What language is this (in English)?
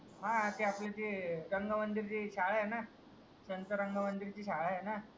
Marathi